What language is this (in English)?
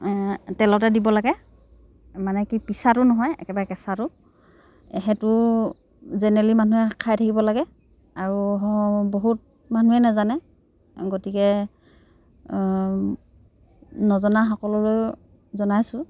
Assamese